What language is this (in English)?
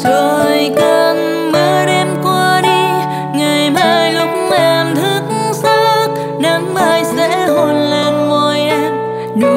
Vietnamese